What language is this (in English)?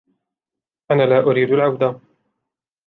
Arabic